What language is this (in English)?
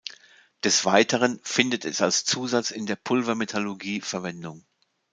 German